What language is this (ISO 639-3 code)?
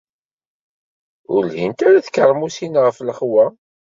kab